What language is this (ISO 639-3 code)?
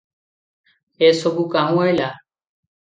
ori